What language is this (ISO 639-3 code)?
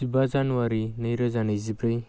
brx